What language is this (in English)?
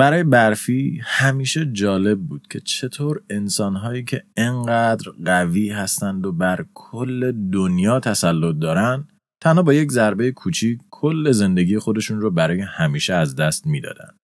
Persian